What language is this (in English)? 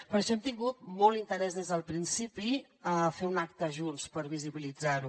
Catalan